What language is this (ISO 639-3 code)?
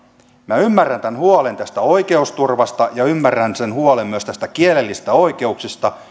fin